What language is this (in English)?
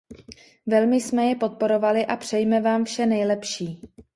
Czech